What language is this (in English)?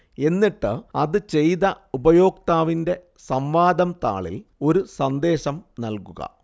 Malayalam